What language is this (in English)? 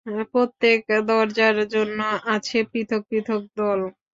Bangla